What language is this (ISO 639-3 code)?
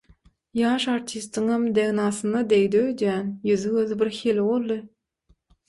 tuk